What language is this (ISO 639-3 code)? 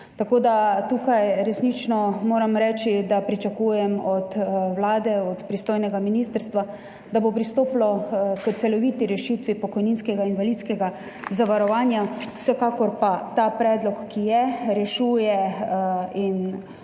slv